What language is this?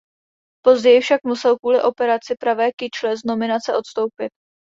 Czech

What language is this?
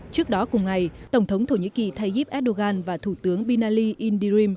Vietnamese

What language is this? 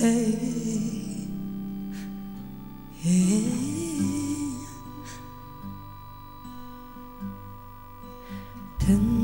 Polish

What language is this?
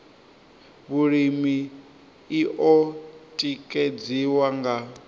Venda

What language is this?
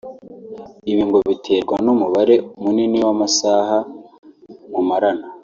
Kinyarwanda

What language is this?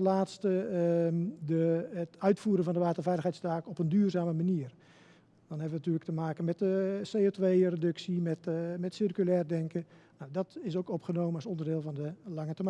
Dutch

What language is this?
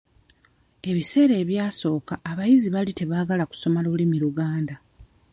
Ganda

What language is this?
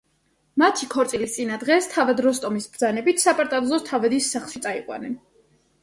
Georgian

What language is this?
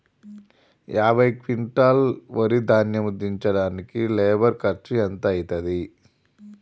Telugu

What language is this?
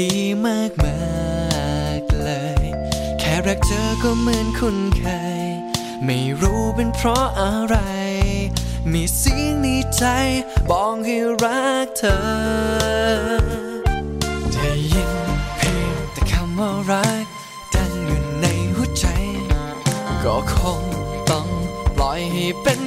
Vietnamese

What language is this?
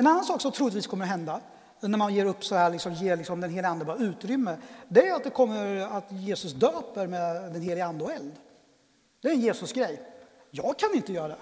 Swedish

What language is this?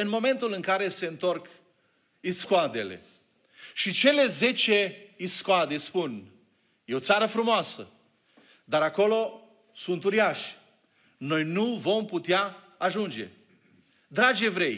Romanian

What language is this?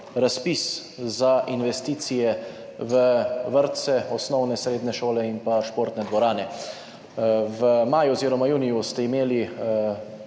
Slovenian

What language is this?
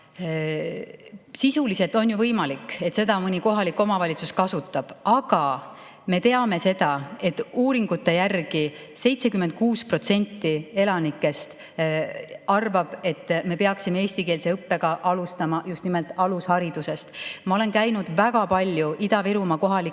Estonian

